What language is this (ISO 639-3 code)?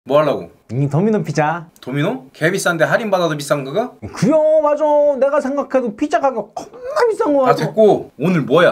kor